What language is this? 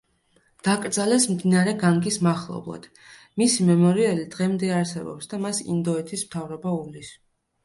Georgian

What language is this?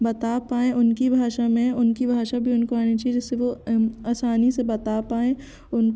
Hindi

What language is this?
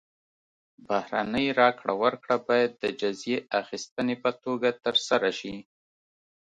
Pashto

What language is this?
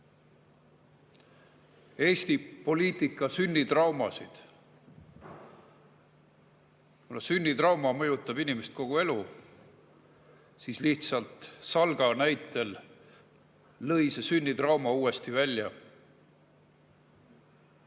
Estonian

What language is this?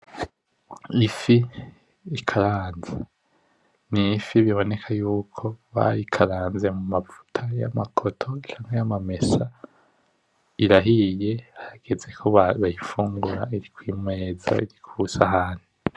Rundi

